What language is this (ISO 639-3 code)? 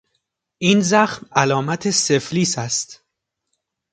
fas